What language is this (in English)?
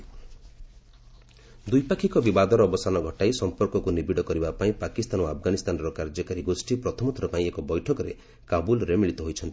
Odia